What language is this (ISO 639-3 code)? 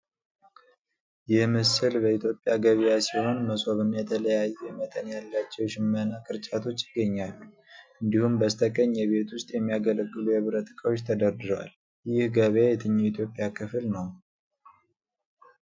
amh